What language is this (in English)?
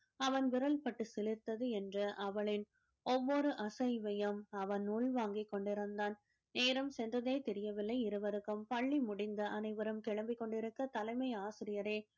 Tamil